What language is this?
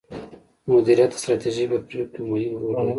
Pashto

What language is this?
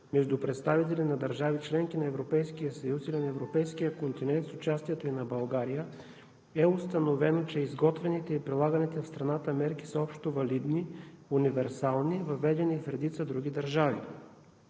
Bulgarian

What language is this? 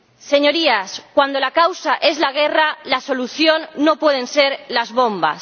Spanish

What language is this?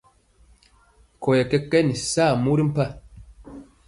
Mpiemo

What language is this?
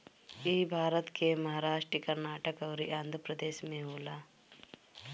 Bhojpuri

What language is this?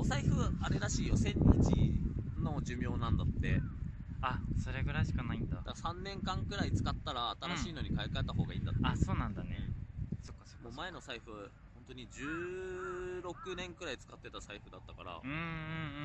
Japanese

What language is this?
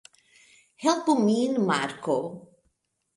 Esperanto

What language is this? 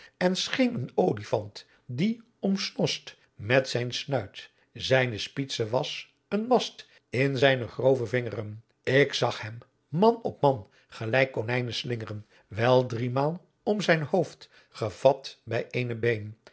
Dutch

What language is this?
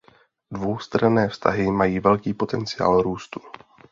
Czech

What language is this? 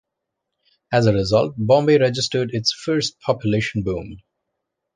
English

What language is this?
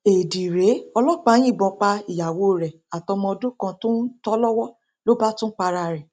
Yoruba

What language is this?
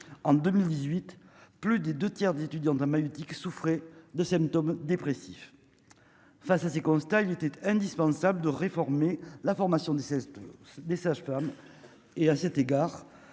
French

